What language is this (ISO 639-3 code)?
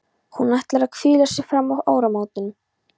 isl